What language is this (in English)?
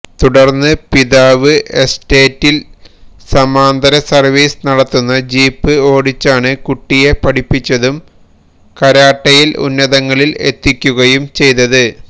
Malayalam